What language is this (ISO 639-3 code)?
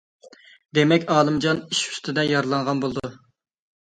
uig